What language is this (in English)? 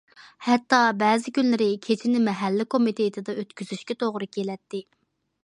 Uyghur